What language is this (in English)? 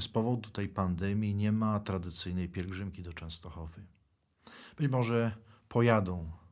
Polish